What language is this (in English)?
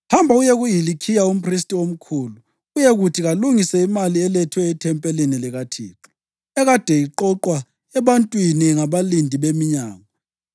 North Ndebele